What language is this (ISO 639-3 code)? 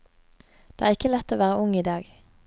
nor